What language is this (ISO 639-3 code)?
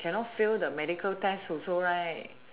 eng